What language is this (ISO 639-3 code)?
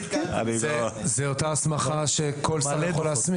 heb